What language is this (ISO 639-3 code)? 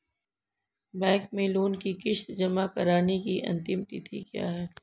hin